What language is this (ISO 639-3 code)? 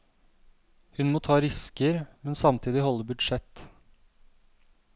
nor